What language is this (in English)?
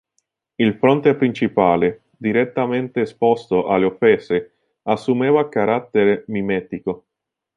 Italian